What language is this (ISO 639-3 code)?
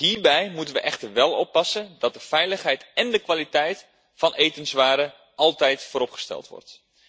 nld